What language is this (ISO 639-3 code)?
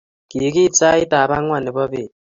kln